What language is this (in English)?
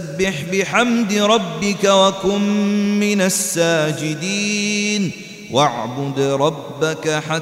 Arabic